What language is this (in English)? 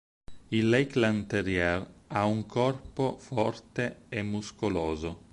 Italian